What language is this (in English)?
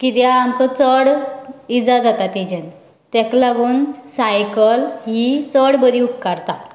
Konkani